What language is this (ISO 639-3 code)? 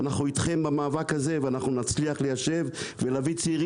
heb